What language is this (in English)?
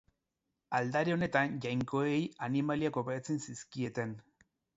Basque